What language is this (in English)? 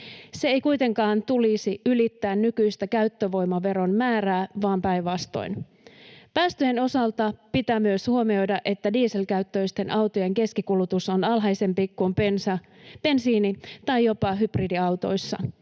Finnish